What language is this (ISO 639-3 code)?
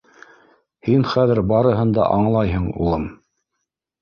bak